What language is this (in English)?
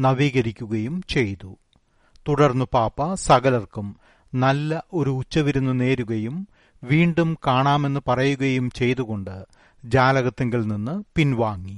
Malayalam